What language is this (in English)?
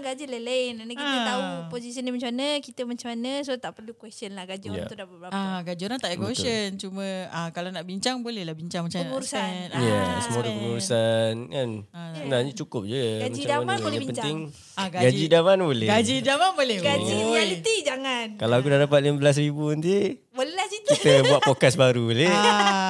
Malay